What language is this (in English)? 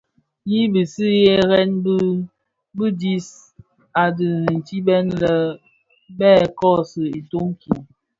Bafia